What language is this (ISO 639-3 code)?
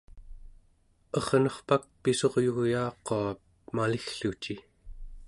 esu